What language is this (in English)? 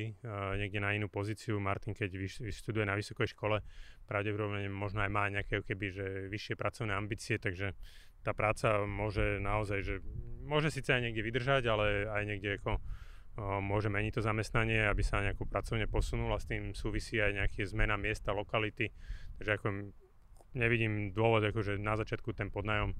Slovak